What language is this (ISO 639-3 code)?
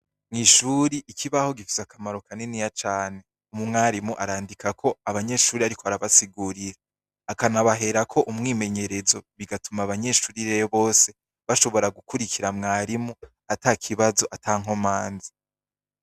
run